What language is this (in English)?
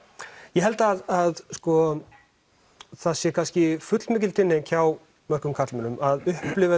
Icelandic